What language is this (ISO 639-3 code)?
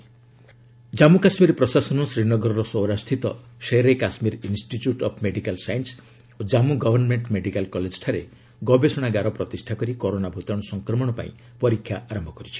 ori